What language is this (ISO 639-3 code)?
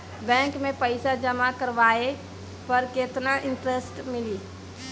bho